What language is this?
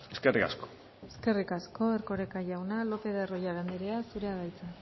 Basque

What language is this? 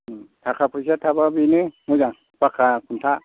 Bodo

